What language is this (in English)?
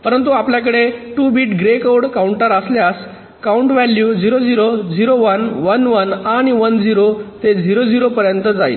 Marathi